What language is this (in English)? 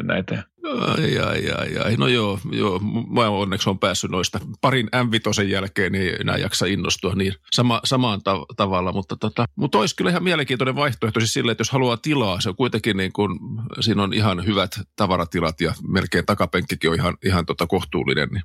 Finnish